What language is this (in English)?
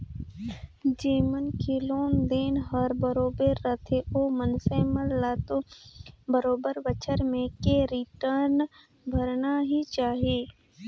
Chhattisgarhi